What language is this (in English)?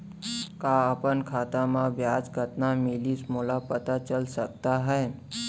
Chhattisgarhi